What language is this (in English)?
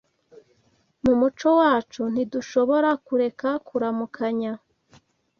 Kinyarwanda